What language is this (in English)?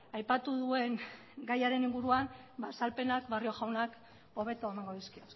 Basque